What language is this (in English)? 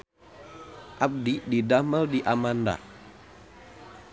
Sundanese